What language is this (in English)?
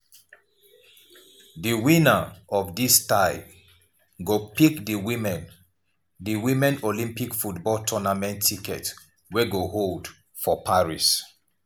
Nigerian Pidgin